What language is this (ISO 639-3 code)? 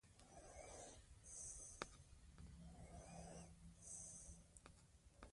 pus